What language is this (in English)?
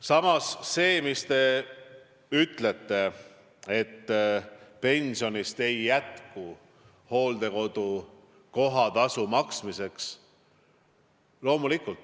Estonian